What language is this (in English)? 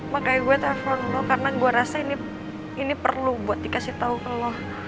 Indonesian